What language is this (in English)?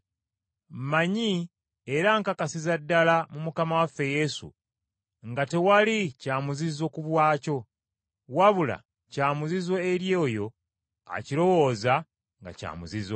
Ganda